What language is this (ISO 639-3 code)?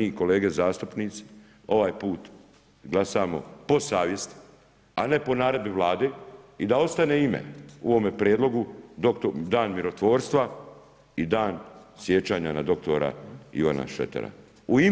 hrv